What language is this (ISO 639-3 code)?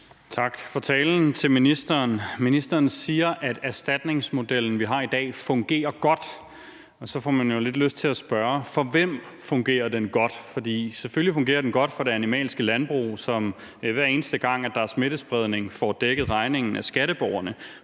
dan